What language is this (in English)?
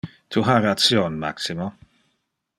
Interlingua